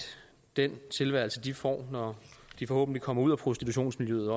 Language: Danish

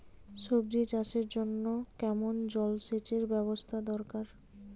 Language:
Bangla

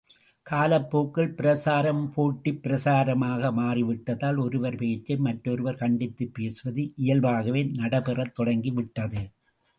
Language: Tamil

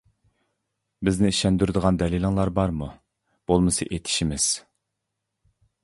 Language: Uyghur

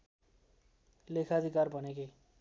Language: Nepali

